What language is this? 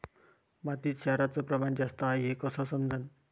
Marathi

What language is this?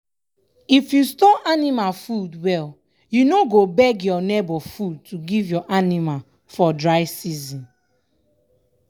Nigerian Pidgin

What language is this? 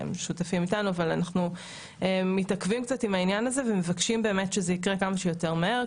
Hebrew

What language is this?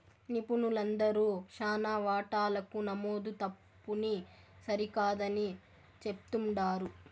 Telugu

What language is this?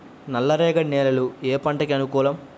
Telugu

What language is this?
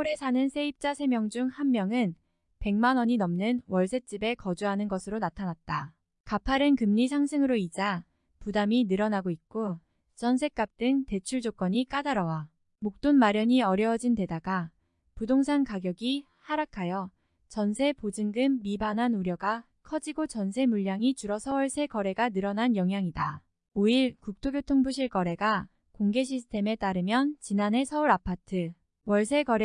Korean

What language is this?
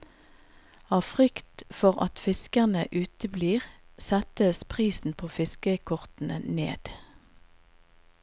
Norwegian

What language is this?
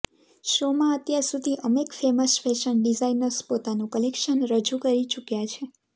Gujarati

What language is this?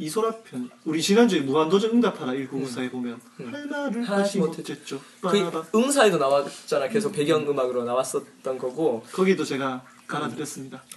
Korean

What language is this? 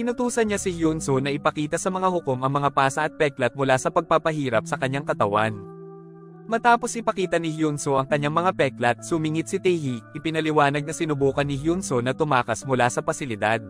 Filipino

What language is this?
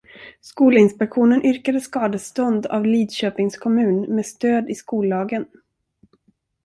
Swedish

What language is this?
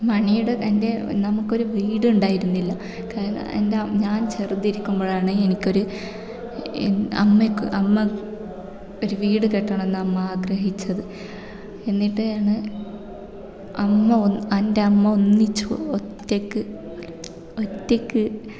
Malayalam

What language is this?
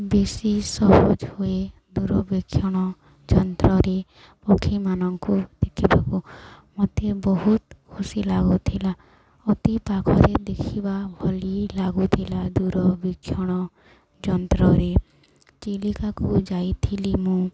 Odia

